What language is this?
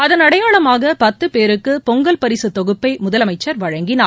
Tamil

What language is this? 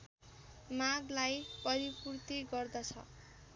Nepali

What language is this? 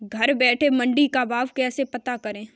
Hindi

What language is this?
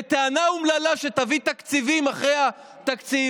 Hebrew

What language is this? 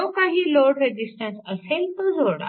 Marathi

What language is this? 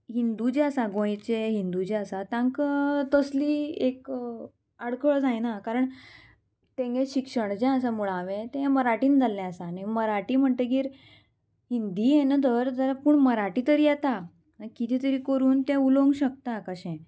Konkani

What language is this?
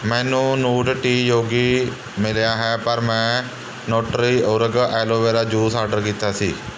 Punjabi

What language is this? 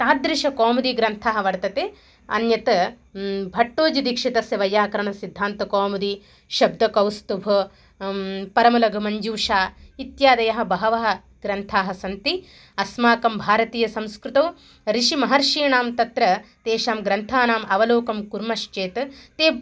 Sanskrit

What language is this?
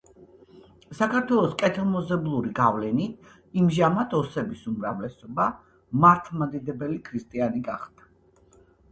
Georgian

